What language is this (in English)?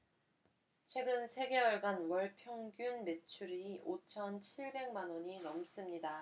Korean